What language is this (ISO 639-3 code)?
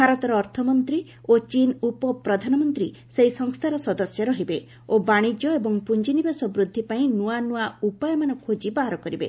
ori